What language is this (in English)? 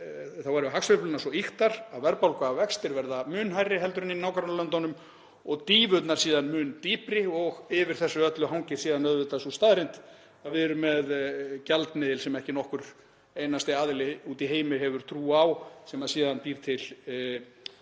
Icelandic